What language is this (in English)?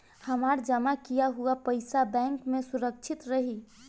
Bhojpuri